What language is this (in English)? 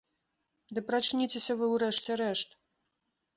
Belarusian